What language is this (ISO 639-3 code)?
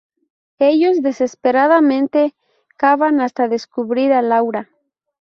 spa